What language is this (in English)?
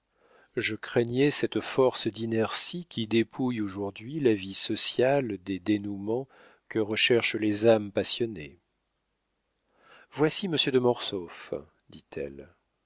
French